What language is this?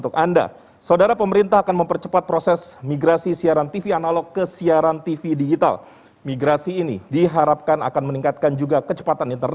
Indonesian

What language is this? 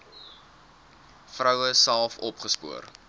Afrikaans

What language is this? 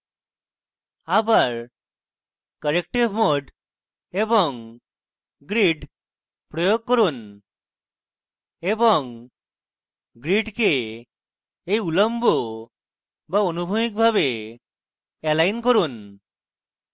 Bangla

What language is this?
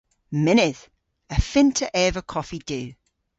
Cornish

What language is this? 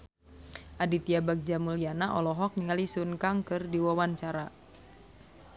Sundanese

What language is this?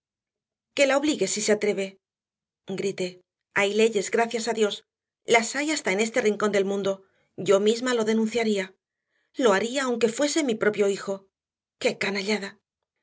Spanish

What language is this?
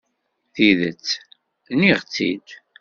Kabyle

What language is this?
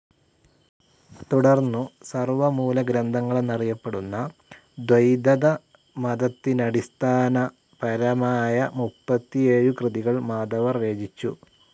Malayalam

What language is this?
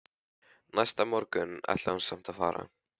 Icelandic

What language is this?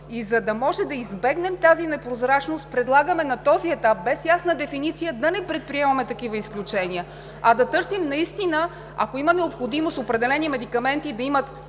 Bulgarian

